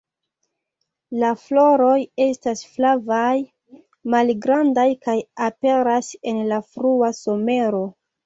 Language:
Esperanto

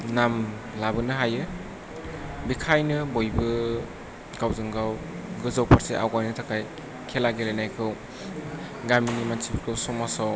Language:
Bodo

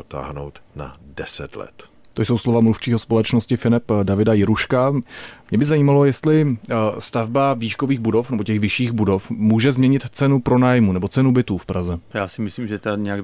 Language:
Czech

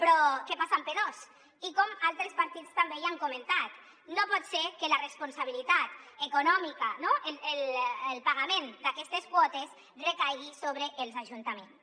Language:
Catalan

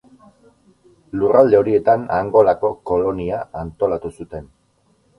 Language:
Basque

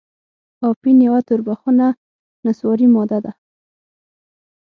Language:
Pashto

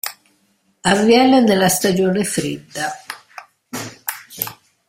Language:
Italian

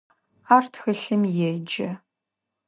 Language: Adyghe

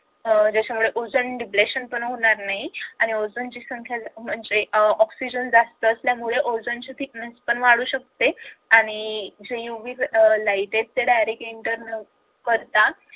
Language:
Marathi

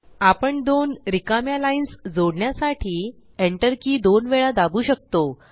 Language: Marathi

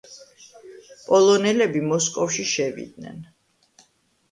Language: Georgian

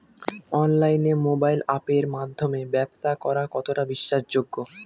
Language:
Bangla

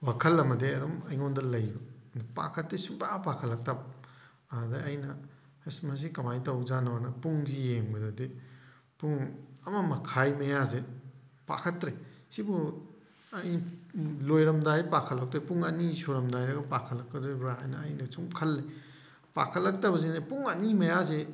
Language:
Manipuri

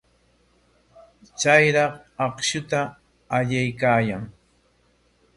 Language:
Corongo Ancash Quechua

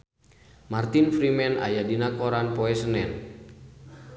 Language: Sundanese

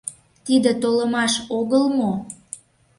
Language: Mari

